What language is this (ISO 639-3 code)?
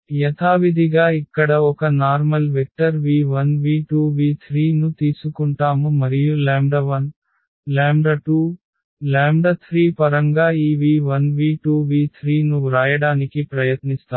tel